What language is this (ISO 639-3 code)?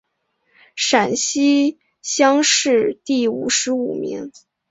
zho